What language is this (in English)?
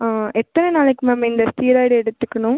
Tamil